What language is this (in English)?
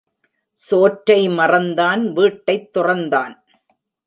Tamil